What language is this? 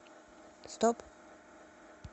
Russian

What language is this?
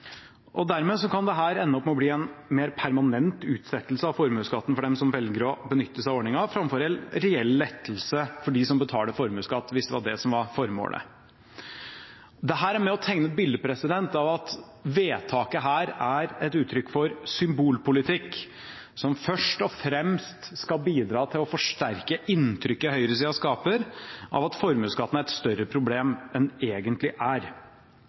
Norwegian Bokmål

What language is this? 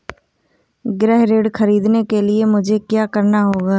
Hindi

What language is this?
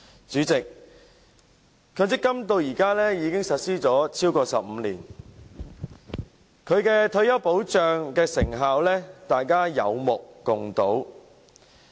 Cantonese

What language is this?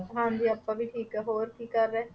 Punjabi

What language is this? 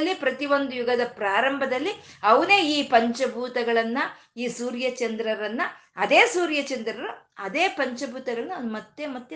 Kannada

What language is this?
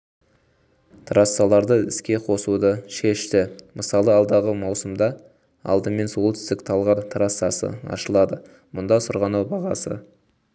Kazakh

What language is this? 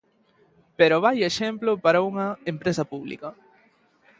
Galician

